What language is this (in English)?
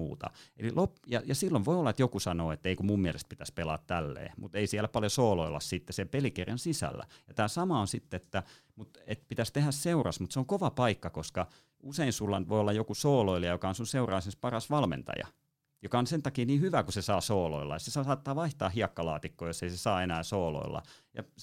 Finnish